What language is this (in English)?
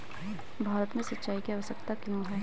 Hindi